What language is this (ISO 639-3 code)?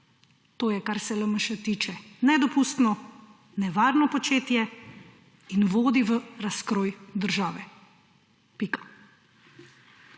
slv